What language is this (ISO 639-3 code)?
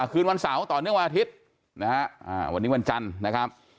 tha